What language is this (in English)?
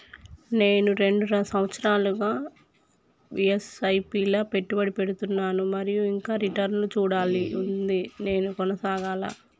Telugu